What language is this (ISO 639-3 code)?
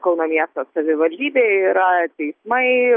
lit